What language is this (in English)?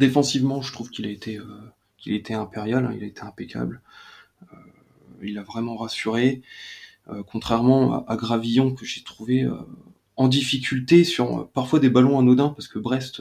French